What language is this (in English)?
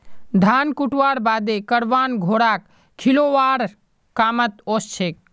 Magahi